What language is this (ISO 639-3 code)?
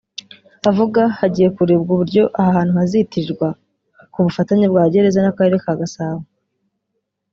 kin